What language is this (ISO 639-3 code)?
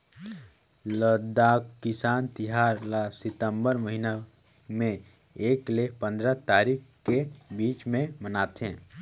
hne